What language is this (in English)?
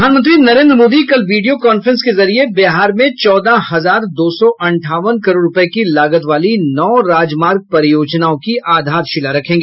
Hindi